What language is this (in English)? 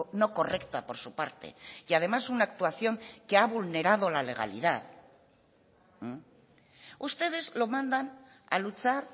Spanish